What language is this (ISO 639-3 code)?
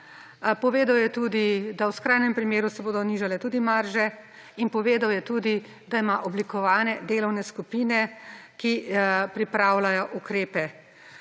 slv